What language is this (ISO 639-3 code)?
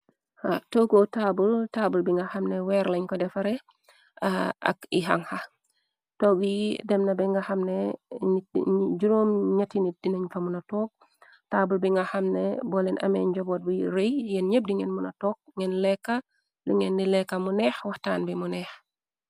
wol